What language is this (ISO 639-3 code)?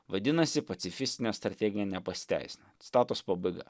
lit